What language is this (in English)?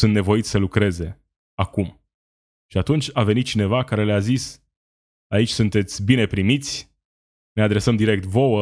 Romanian